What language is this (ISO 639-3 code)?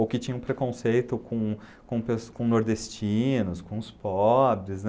por